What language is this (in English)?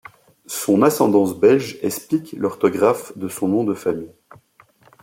French